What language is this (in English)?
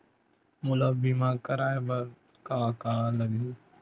Chhattisgarhi